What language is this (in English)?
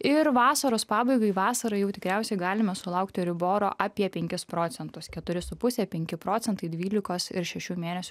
Lithuanian